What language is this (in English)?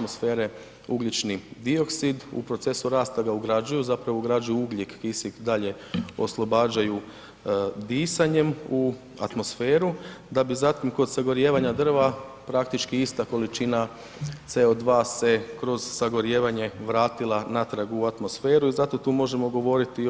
Croatian